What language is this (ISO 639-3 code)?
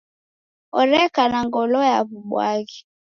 dav